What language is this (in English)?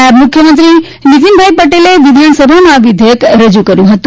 Gujarati